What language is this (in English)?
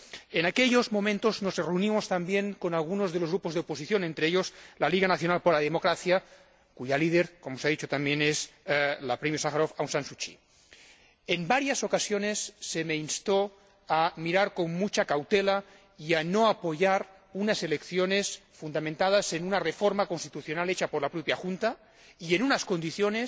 Spanish